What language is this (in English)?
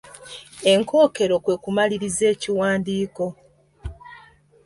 Ganda